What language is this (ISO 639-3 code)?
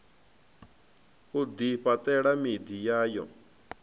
ven